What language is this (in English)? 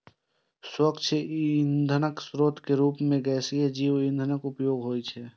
Maithili